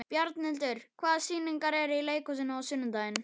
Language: Icelandic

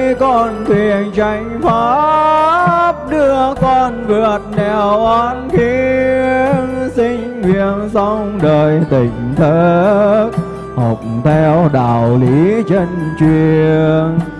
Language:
Vietnamese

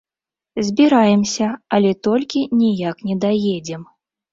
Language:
Belarusian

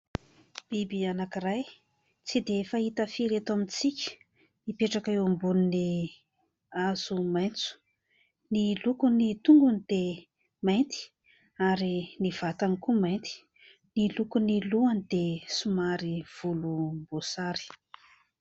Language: Malagasy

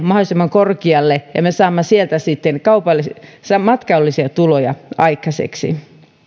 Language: Finnish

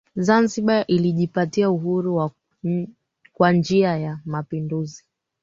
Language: Swahili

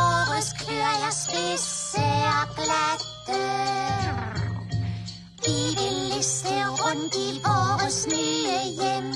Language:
Thai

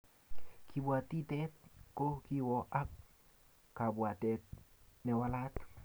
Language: Kalenjin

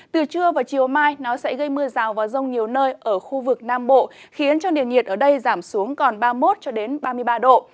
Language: Vietnamese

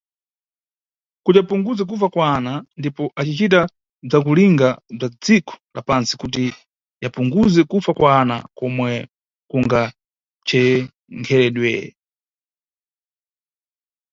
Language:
Nyungwe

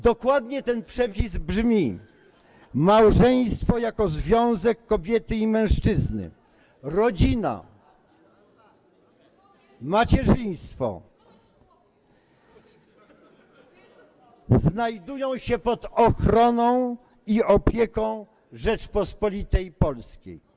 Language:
Polish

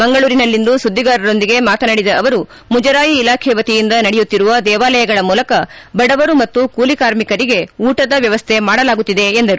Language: Kannada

